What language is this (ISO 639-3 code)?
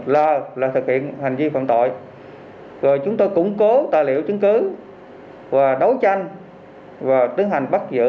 vie